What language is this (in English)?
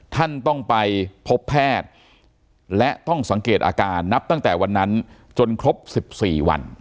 Thai